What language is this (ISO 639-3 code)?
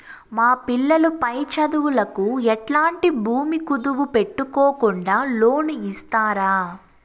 tel